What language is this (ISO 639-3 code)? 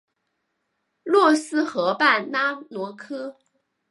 zho